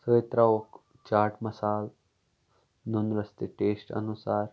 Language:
Kashmiri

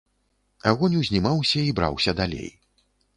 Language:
Belarusian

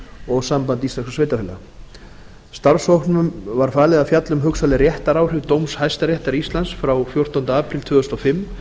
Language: Icelandic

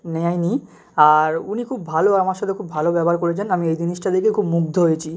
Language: Bangla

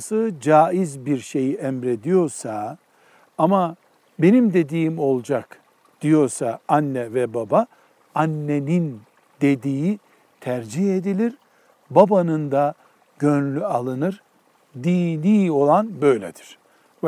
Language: Turkish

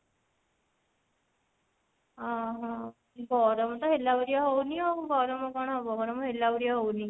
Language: Odia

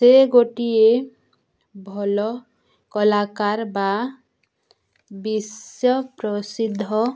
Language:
Odia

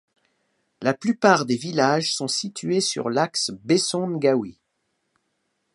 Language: French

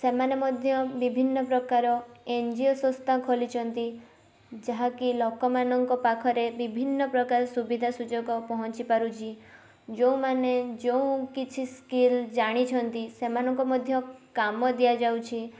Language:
Odia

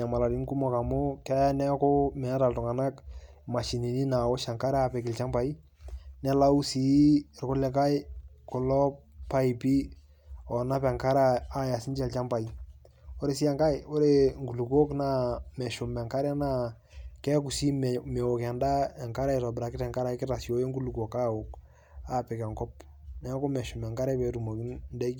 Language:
Masai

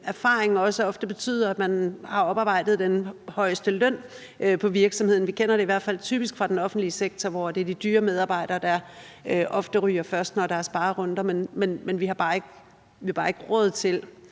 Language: Danish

